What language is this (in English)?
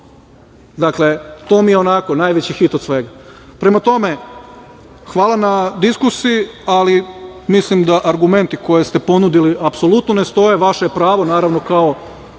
Serbian